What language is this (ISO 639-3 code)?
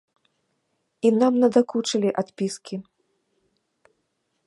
bel